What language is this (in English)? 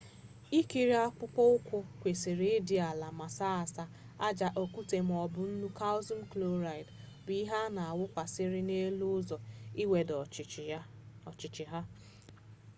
Igbo